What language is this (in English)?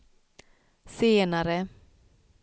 Swedish